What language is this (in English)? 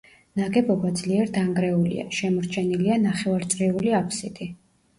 Georgian